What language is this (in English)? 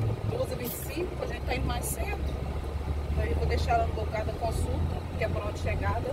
Portuguese